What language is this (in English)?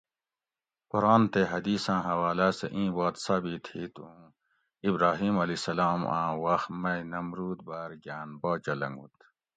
Gawri